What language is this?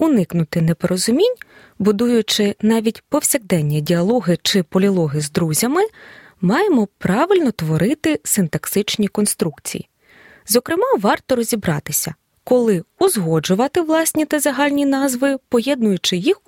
Ukrainian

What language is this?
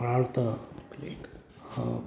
Marathi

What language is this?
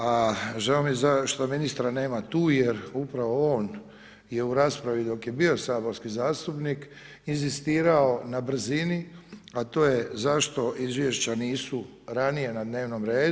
Croatian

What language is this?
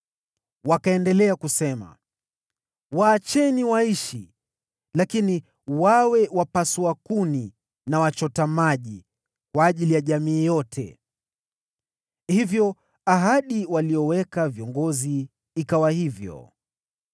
Swahili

